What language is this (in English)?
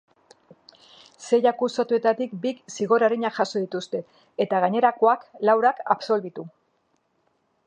Basque